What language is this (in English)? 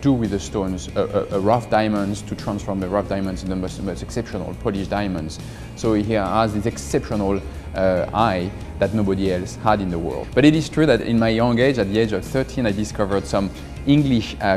English